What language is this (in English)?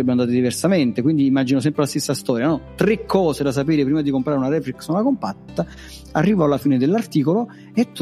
Italian